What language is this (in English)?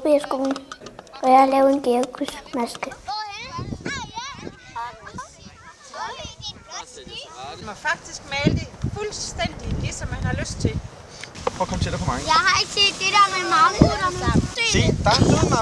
Danish